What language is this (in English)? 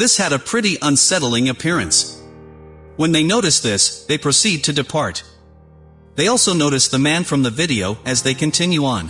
English